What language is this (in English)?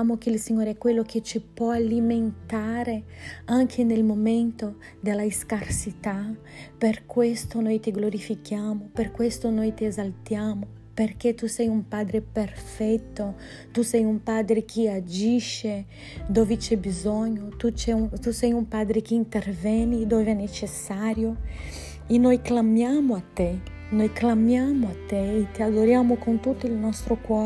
Italian